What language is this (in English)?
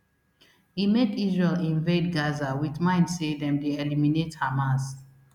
Nigerian Pidgin